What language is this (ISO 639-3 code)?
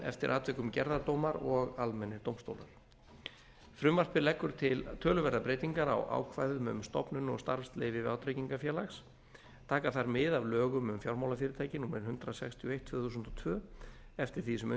isl